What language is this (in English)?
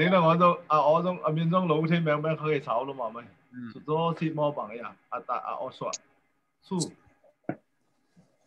Thai